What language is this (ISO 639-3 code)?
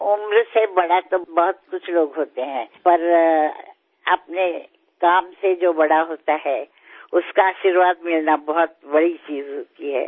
guj